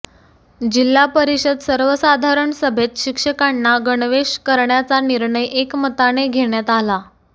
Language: Marathi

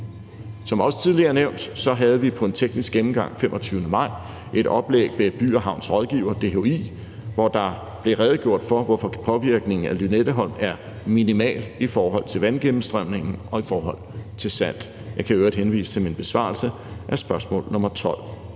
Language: Danish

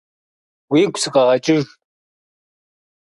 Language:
Kabardian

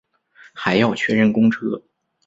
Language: Chinese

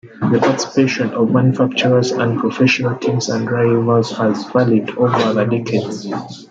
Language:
English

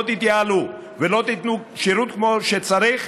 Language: Hebrew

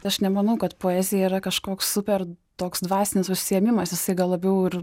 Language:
Lithuanian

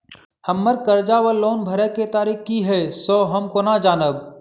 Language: Maithili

